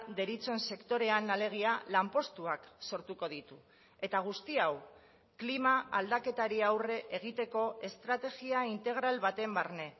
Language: Basque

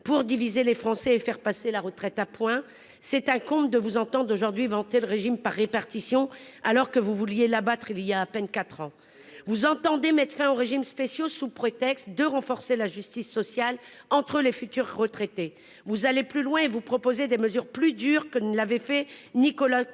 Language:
French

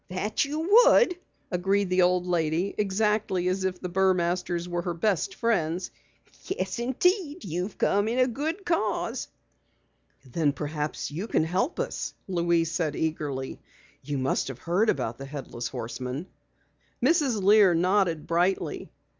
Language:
English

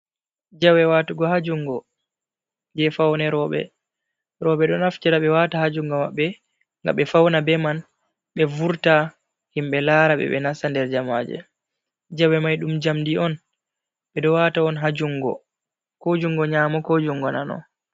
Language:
Fula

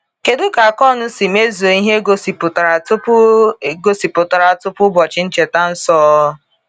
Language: Igbo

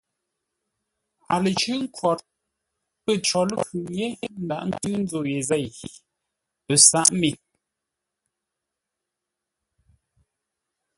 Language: Ngombale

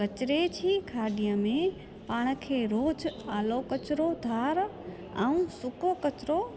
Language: Sindhi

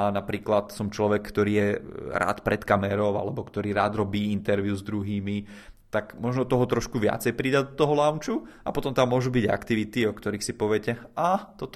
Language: Czech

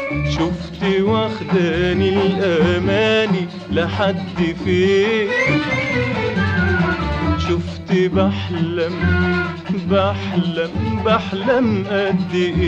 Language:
Arabic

